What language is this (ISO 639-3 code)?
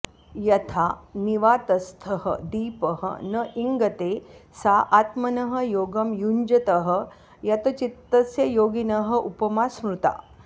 san